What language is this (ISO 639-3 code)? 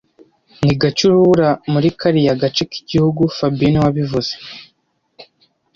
kin